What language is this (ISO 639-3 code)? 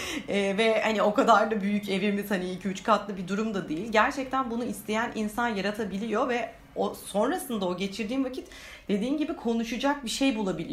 tur